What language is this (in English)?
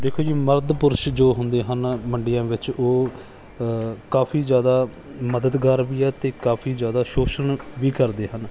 Punjabi